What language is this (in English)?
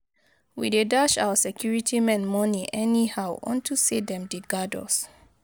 Nigerian Pidgin